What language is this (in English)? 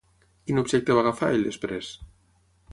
Catalan